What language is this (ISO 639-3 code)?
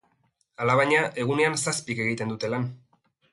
eus